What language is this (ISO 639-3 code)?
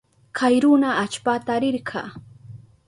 qup